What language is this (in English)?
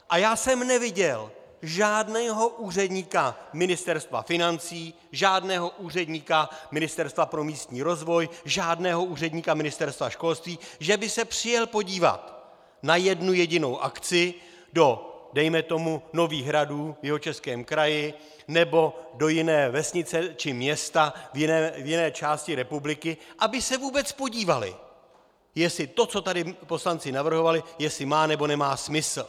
Czech